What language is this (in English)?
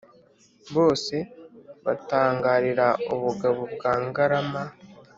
Kinyarwanda